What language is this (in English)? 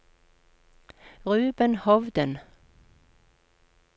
Norwegian